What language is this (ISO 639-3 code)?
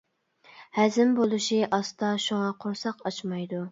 uig